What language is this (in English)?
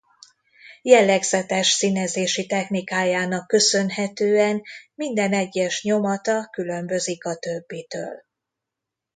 Hungarian